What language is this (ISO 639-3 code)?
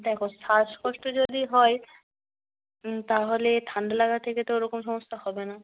ben